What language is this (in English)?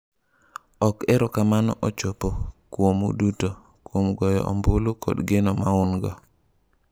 Luo (Kenya and Tanzania)